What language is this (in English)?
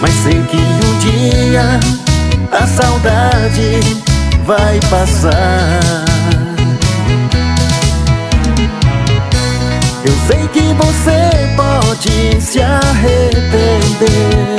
Portuguese